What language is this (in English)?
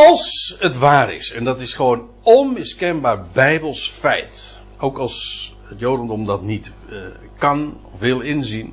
Dutch